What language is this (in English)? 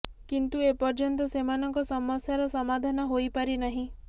Odia